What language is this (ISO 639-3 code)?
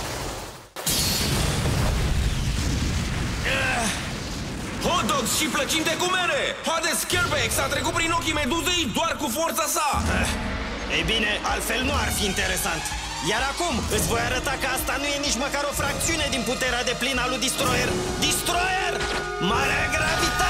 ron